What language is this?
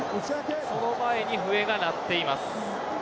Japanese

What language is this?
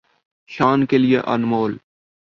Urdu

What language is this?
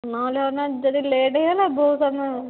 Odia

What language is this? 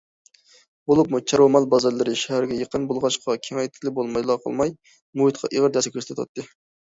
Uyghur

